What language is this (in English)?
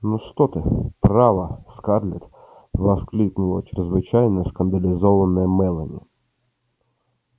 Russian